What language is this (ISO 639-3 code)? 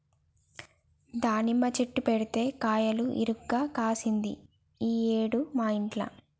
tel